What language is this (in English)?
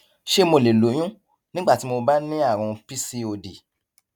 Yoruba